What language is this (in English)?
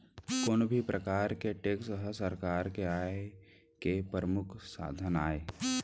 Chhattisgarhi